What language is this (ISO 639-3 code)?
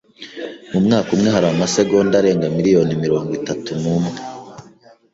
kin